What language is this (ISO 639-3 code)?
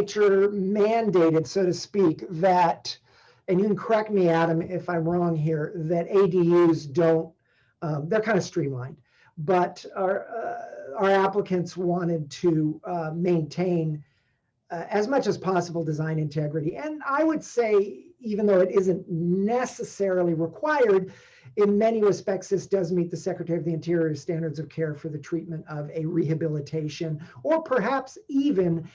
eng